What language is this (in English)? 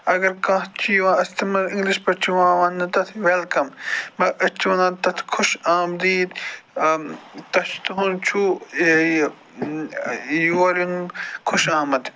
Kashmiri